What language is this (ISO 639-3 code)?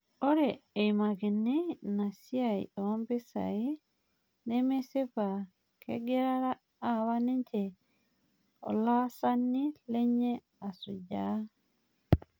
mas